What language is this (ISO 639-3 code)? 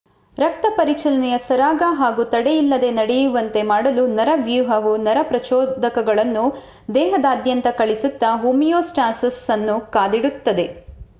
kan